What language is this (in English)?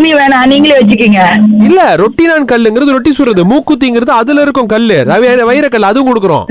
Tamil